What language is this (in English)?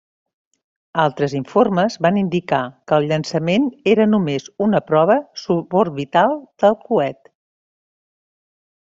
Catalan